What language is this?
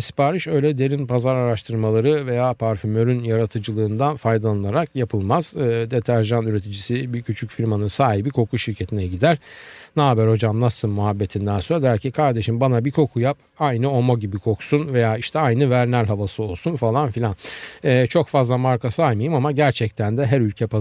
Turkish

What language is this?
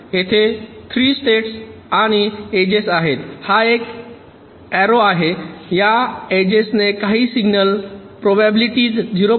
Marathi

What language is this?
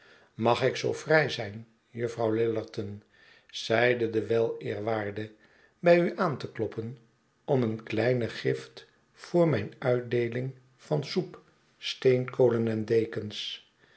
Dutch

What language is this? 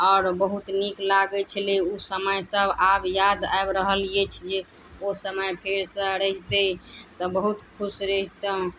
Maithili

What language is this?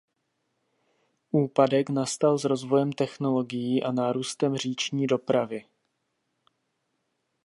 Czech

